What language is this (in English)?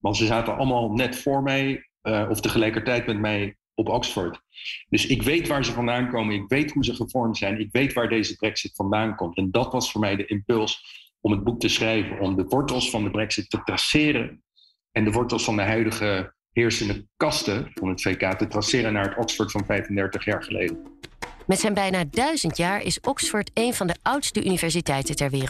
Dutch